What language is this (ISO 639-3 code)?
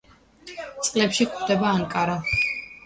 kat